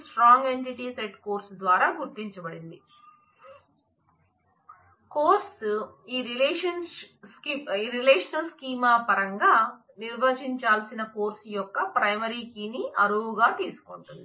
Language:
Telugu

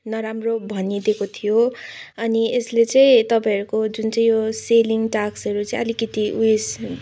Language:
Nepali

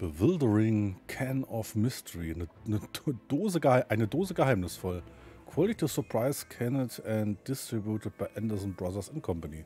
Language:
German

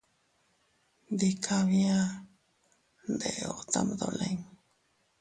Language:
Teutila Cuicatec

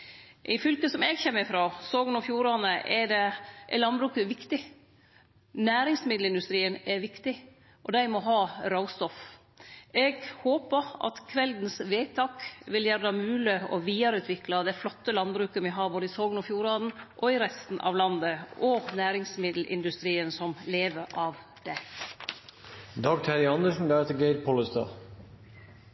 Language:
Norwegian Nynorsk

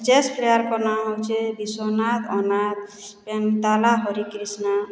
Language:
Odia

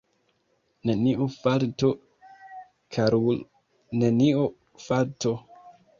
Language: Esperanto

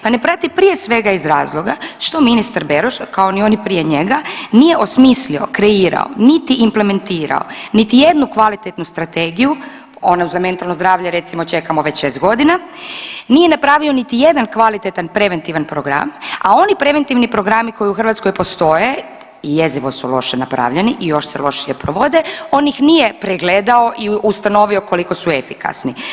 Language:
Croatian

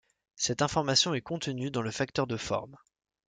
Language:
French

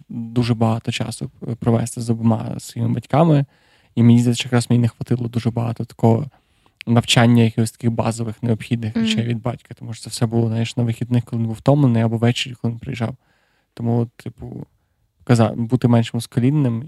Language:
Ukrainian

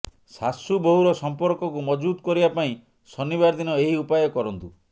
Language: Odia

